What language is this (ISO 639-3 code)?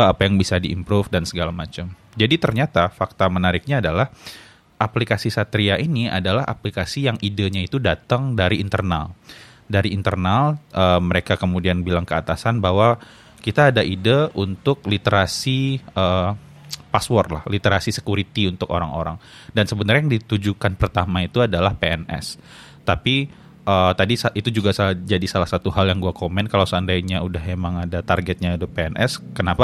ind